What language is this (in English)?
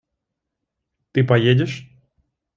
Russian